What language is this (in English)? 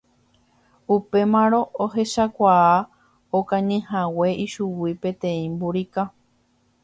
Guarani